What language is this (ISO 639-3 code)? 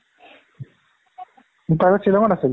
asm